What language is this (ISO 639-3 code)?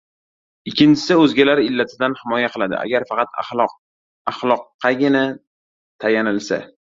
uzb